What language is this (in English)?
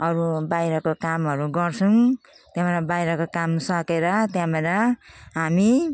Nepali